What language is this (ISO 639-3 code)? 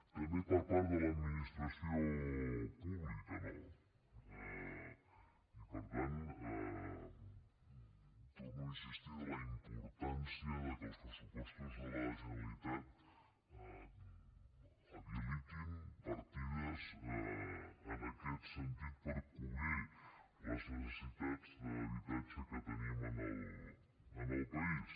cat